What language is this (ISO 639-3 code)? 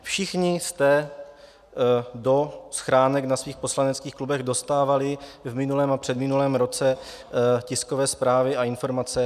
ces